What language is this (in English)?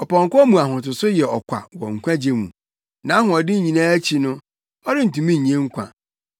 Akan